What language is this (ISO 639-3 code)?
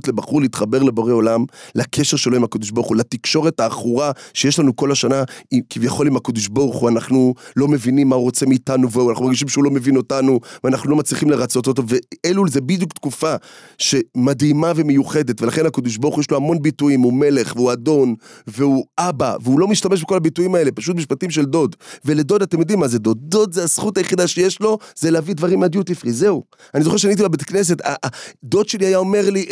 heb